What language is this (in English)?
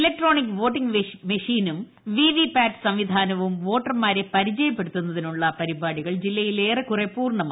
Malayalam